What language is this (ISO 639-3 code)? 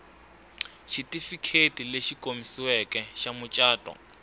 tso